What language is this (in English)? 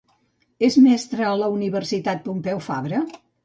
Catalan